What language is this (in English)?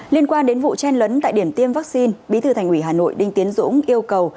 Vietnamese